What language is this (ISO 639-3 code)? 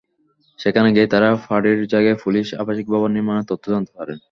ben